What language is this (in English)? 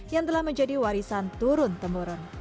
Indonesian